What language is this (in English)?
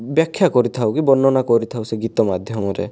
Odia